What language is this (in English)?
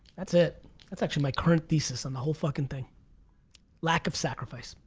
English